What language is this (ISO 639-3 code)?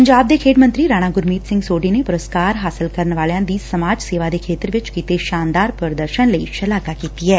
pan